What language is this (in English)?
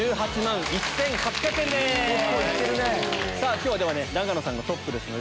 Japanese